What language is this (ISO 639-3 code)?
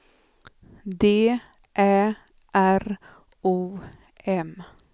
swe